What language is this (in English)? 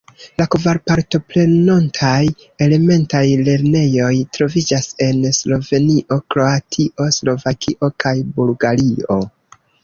Esperanto